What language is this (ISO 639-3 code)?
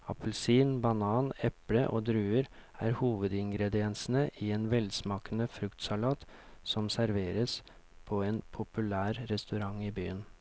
nor